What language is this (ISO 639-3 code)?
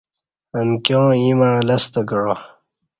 bsh